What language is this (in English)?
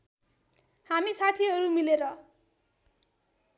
Nepali